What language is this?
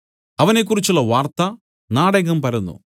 Malayalam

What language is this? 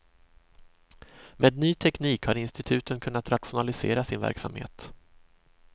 Swedish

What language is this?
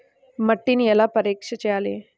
Telugu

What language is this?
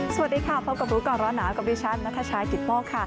Thai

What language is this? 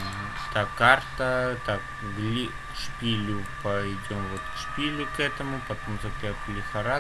Russian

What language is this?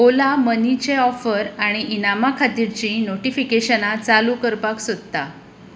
Konkani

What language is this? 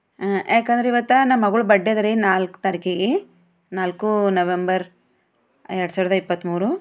Kannada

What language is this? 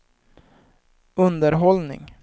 Swedish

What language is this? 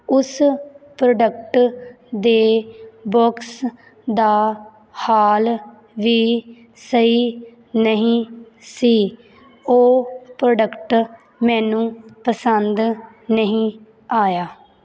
Punjabi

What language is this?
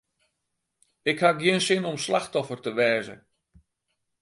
Western Frisian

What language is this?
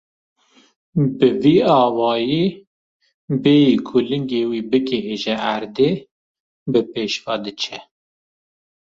Kurdish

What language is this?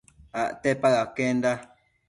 Matsés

